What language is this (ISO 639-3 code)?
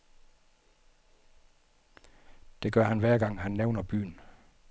dan